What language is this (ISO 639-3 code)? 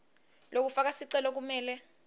ssw